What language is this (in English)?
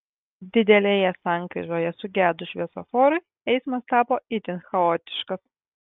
Lithuanian